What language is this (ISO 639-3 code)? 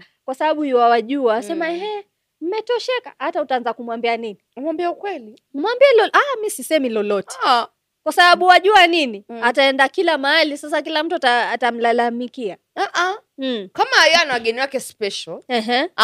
swa